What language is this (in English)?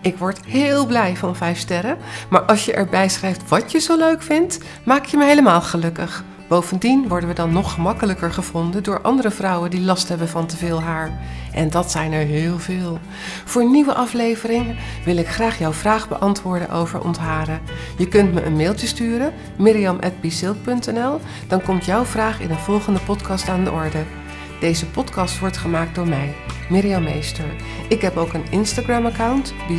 Dutch